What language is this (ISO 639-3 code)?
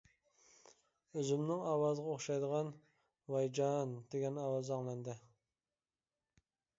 uig